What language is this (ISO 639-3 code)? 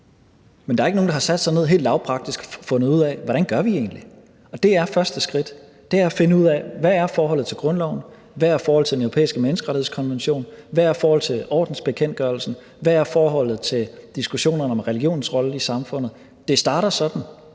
dan